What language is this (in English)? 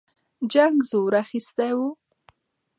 Pashto